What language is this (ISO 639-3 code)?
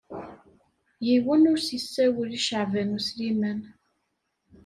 kab